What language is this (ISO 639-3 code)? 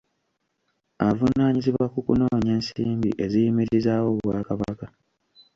lug